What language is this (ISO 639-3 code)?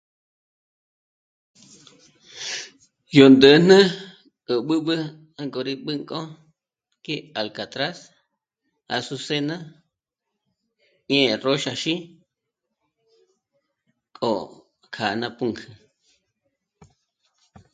mmc